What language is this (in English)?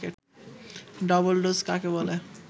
Bangla